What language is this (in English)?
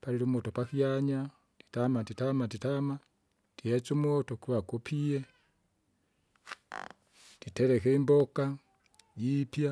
Kinga